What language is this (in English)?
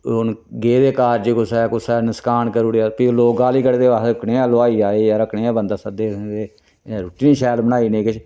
Dogri